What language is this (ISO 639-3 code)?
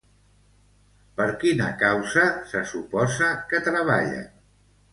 cat